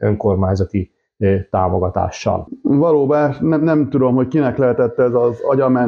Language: Hungarian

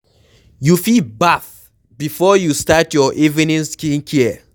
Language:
Nigerian Pidgin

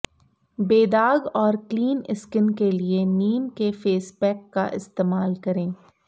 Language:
Hindi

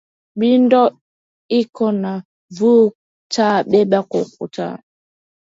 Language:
Swahili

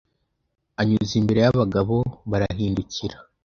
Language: Kinyarwanda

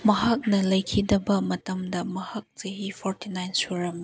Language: Manipuri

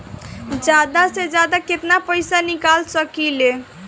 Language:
Bhojpuri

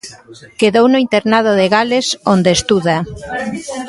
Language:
Galician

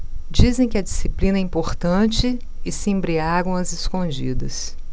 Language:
Portuguese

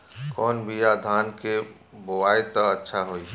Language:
Bhojpuri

